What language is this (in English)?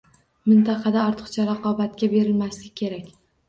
Uzbek